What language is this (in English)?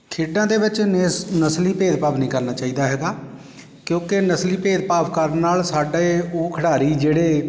Punjabi